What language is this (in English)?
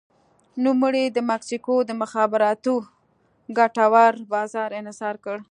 Pashto